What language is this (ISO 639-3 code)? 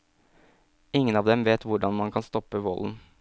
nor